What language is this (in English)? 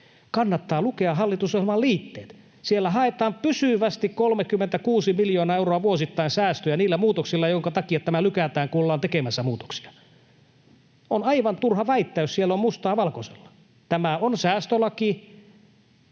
Finnish